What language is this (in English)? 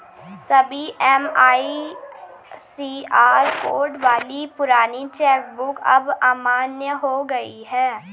Hindi